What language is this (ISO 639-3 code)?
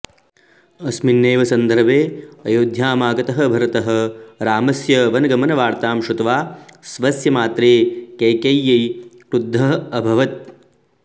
san